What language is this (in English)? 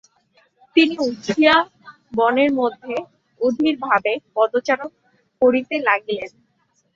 Bangla